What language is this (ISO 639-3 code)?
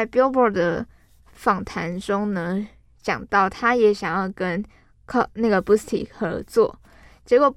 zho